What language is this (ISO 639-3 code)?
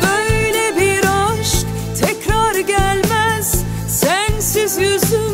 tur